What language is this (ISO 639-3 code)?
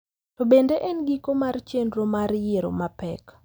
luo